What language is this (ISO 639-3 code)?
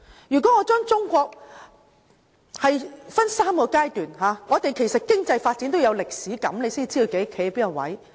yue